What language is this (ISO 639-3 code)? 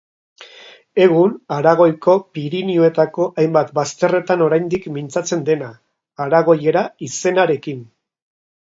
eus